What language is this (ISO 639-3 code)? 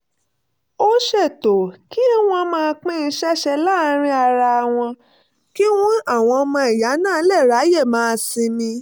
yor